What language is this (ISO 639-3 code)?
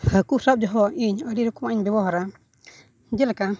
sat